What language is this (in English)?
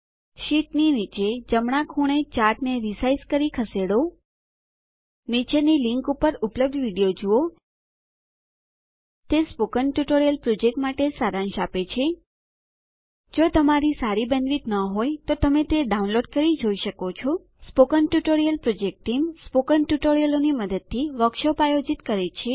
Gujarati